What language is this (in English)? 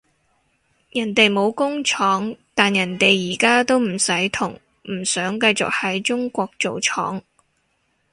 Cantonese